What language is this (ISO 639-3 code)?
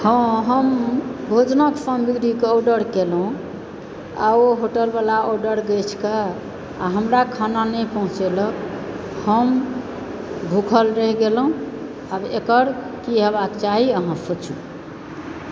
mai